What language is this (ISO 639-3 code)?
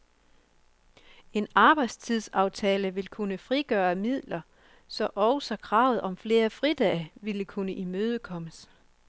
dan